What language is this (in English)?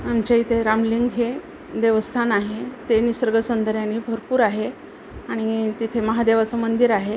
Marathi